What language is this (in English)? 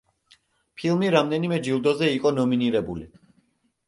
Georgian